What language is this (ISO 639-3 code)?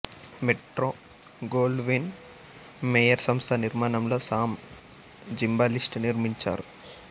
tel